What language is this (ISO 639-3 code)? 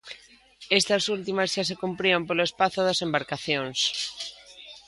glg